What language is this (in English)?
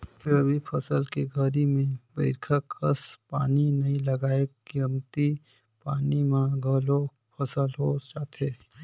Chhattisgarhi